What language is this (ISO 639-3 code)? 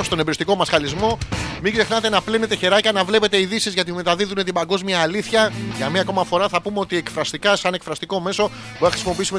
ell